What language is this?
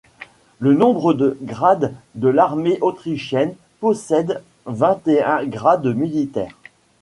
French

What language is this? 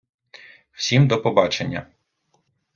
Ukrainian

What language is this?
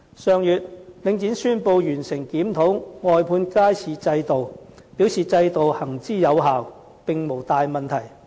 Cantonese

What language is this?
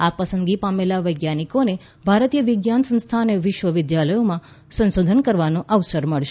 Gujarati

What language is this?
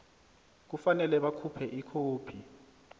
South Ndebele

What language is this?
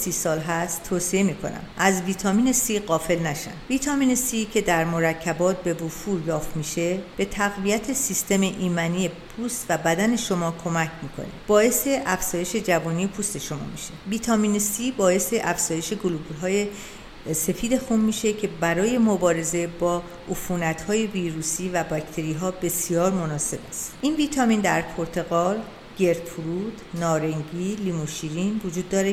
Persian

